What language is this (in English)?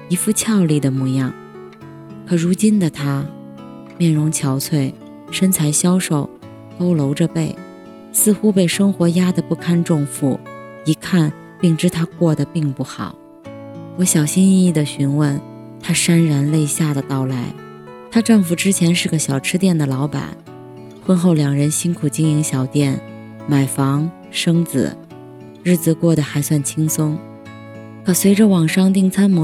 Chinese